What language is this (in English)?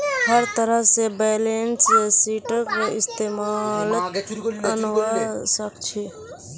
Magahi